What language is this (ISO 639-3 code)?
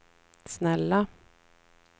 swe